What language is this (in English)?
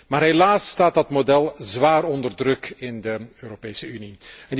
Dutch